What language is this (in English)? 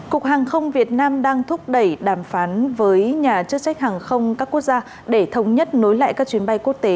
Vietnamese